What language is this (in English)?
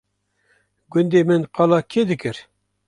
Kurdish